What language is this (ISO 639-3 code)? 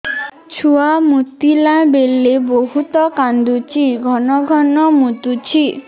ori